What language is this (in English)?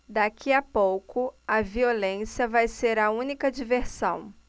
Portuguese